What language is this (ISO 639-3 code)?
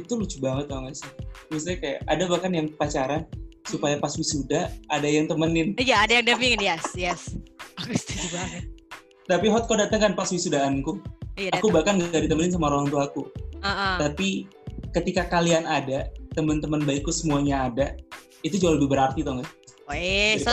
ind